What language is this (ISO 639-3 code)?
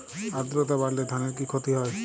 ben